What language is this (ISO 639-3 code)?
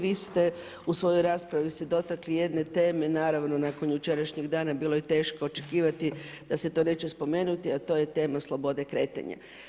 hrv